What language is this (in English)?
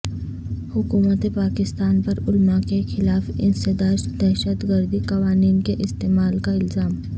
Urdu